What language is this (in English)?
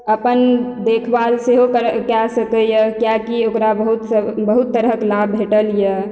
Maithili